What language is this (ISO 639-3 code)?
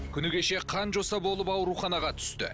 kaz